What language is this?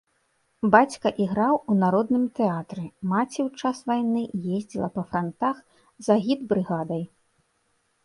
Belarusian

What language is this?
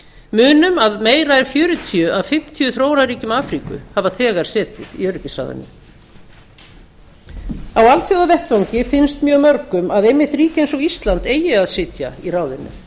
Icelandic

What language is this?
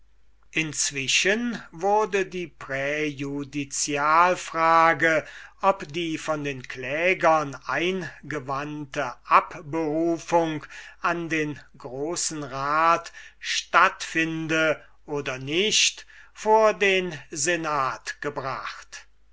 German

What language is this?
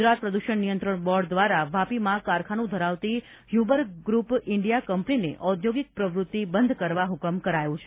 Gujarati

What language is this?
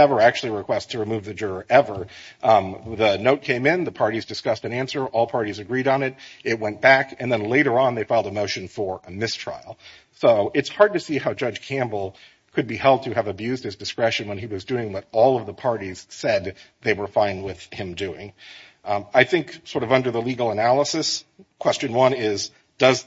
English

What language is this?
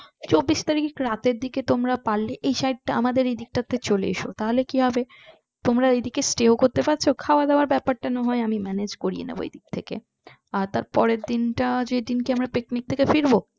Bangla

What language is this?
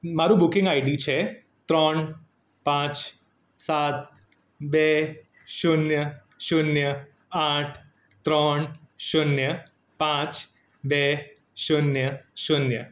Gujarati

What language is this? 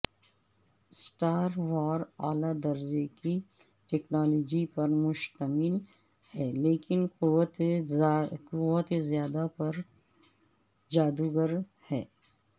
Urdu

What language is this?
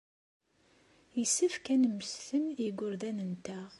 Kabyle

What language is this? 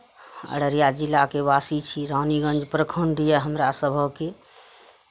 Maithili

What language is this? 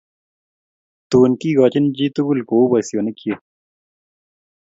Kalenjin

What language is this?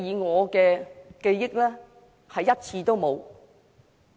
Cantonese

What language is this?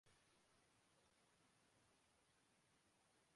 Urdu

